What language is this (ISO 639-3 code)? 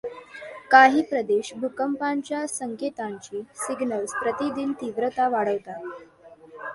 mar